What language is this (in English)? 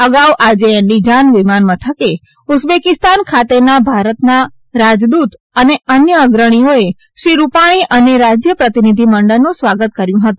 Gujarati